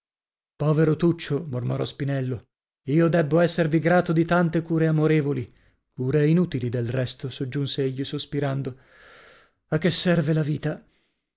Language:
Italian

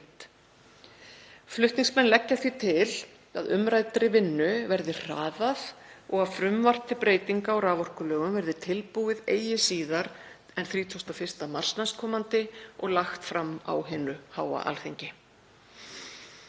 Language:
Icelandic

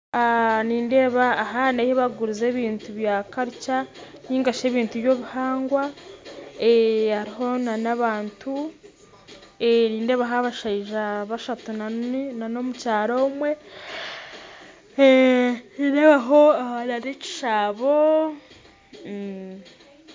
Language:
Nyankole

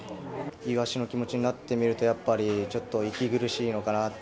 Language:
Japanese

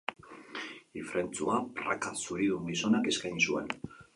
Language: Basque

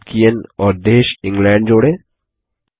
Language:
Hindi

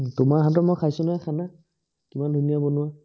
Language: Assamese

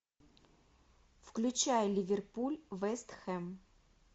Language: Russian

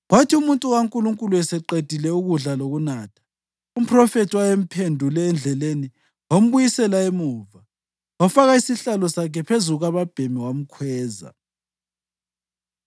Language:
North Ndebele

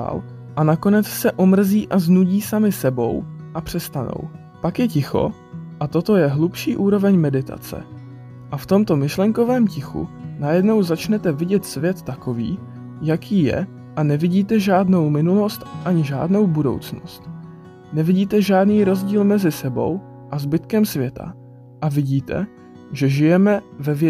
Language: Czech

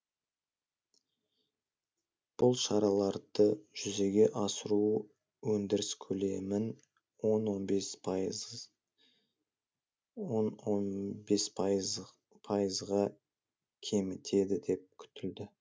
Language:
Kazakh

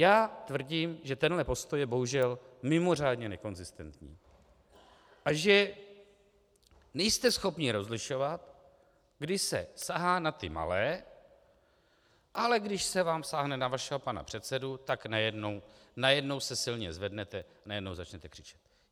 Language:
Czech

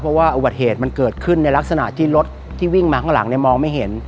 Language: Thai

